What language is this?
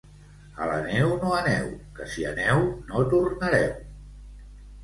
Catalan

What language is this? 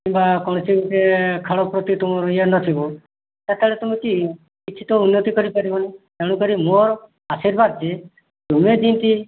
Odia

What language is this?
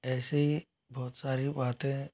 Hindi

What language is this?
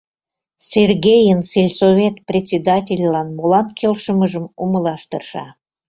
Mari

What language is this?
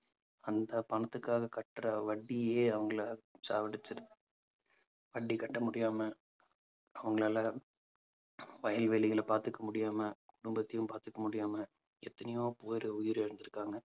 Tamil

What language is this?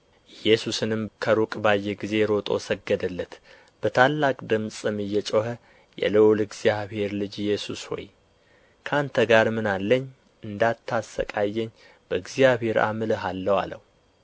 Amharic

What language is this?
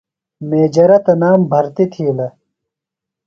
Phalura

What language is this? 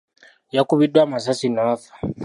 Ganda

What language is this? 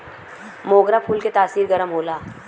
Bhojpuri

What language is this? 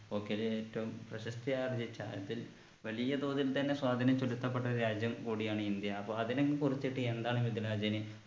Malayalam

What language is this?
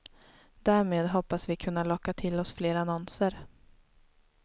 Swedish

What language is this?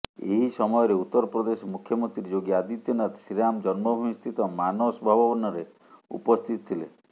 Odia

